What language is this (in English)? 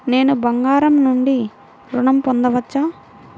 Telugu